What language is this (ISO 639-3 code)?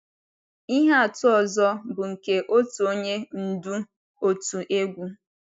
ibo